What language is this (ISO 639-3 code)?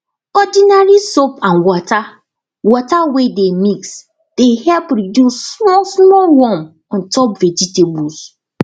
pcm